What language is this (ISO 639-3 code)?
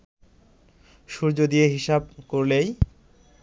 ben